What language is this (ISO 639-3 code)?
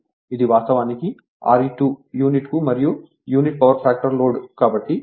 tel